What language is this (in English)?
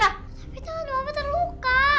Indonesian